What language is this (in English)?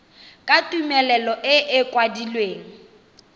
Tswana